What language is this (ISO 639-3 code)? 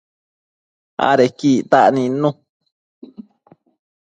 mcf